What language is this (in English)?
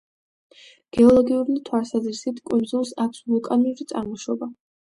Georgian